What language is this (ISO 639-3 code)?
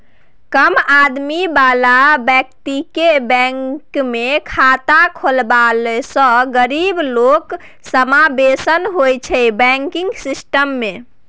mai